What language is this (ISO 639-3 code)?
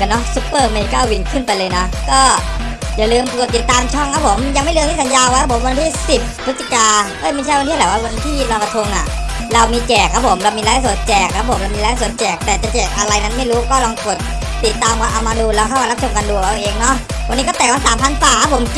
tha